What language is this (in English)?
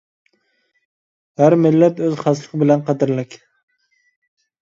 Uyghur